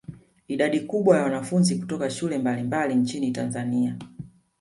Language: Swahili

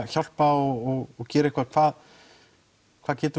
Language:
Icelandic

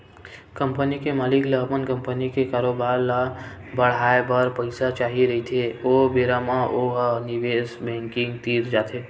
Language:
Chhattisgarhi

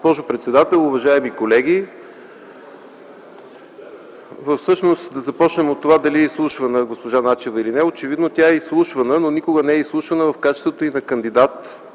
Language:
Bulgarian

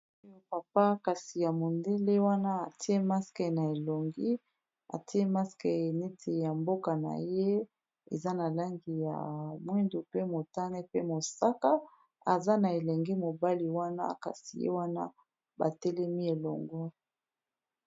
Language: Lingala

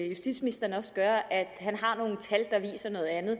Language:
Danish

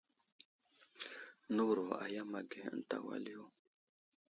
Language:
Wuzlam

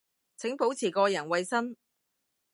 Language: Cantonese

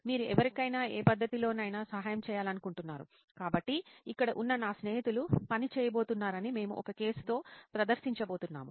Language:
Telugu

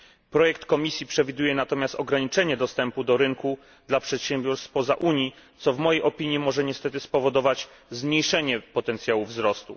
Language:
Polish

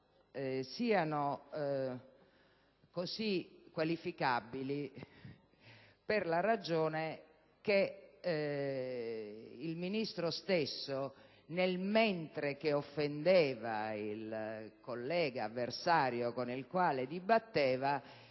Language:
Italian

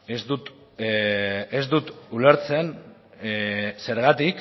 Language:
Basque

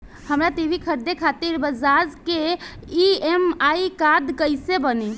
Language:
Bhojpuri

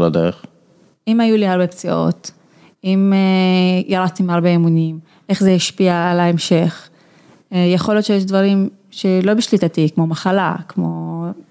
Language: Hebrew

